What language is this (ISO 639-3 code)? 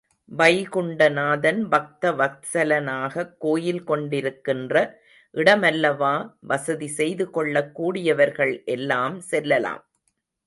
tam